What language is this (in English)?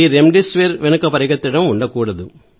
Telugu